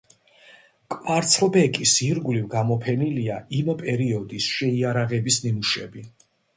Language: Georgian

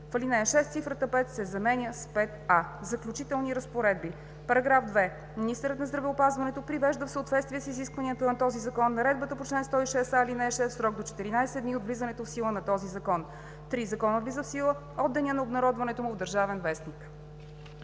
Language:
Bulgarian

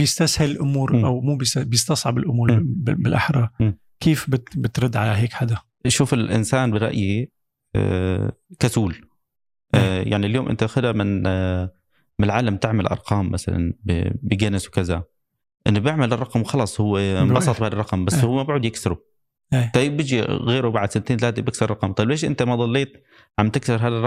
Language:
Arabic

